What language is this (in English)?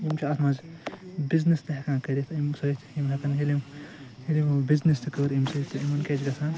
Kashmiri